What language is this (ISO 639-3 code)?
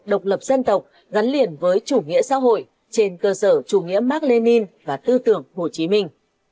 vie